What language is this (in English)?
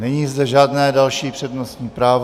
Czech